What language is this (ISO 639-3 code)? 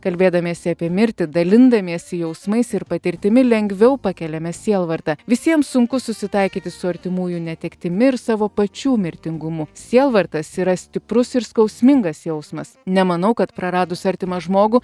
lit